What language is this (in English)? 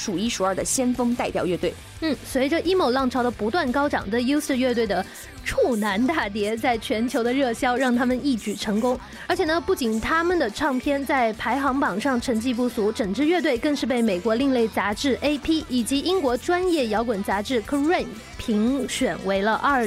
Chinese